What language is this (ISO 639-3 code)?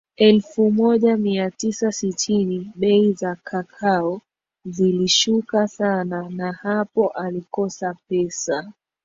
swa